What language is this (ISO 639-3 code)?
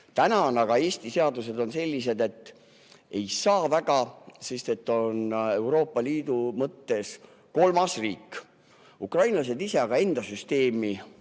est